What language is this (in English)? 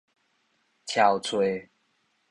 Min Nan Chinese